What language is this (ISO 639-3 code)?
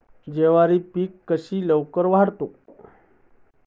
mar